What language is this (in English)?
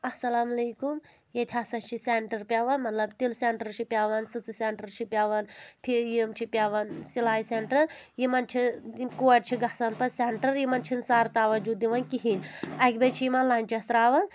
Kashmiri